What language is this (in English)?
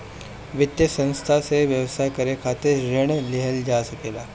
Bhojpuri